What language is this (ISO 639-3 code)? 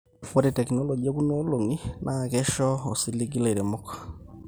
mas